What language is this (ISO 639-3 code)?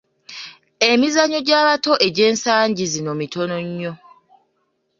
lug